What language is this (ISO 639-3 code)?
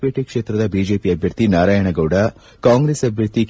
kan